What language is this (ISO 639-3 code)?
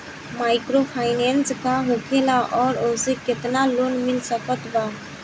bho